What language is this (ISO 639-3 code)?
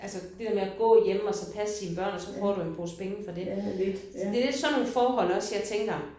dan